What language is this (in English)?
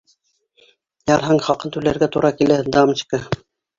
Bashkir